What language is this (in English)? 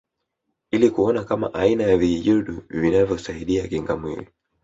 Swahili